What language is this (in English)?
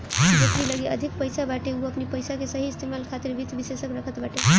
Bhojpuri